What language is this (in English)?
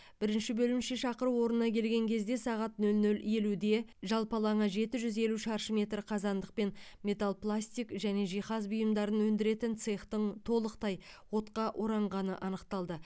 Kazakh